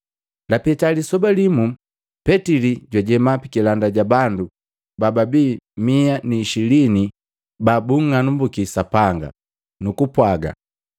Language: Matengo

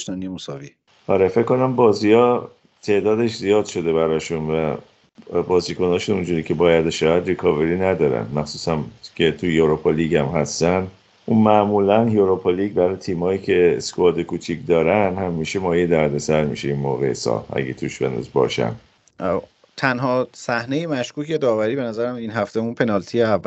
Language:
Persian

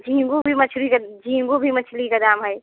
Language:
Hindi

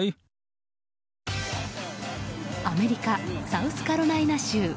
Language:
Japanese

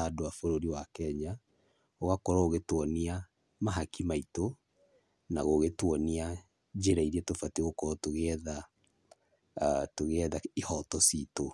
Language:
Kikuyu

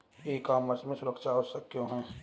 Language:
Hindi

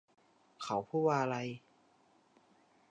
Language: Thai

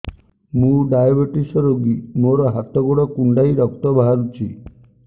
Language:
Odia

